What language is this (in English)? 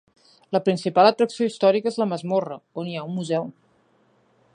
Catalan